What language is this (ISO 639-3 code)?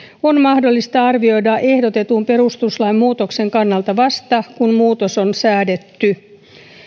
fin